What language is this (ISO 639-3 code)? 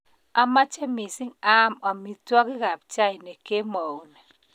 kln